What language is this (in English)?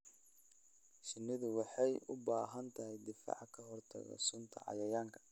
Somali